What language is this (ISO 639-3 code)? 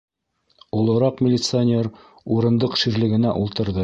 bak